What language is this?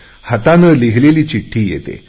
Marathi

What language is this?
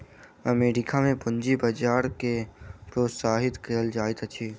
Maithili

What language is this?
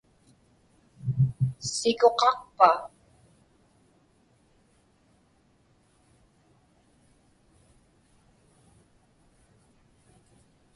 Inupiaq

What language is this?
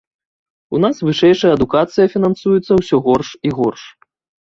Belarusian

